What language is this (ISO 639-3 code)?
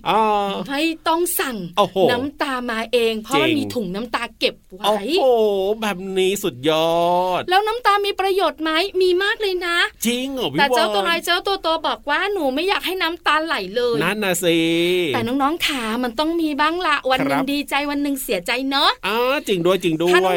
tha